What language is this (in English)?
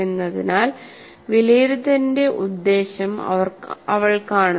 Malayalam